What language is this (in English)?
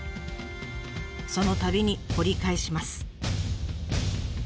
Japanese